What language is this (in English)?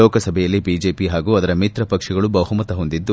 Kannada